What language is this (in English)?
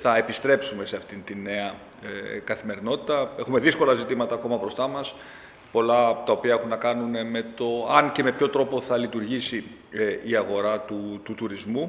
Greek